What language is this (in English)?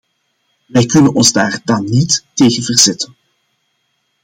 Dutch